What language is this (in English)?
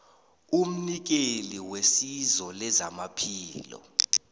South Ndebele